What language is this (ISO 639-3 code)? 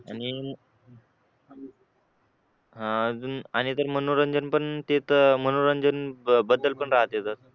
mar